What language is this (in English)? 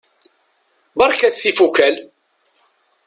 Kabyle